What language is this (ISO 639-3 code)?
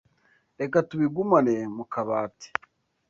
kin